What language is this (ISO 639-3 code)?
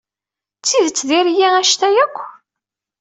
kab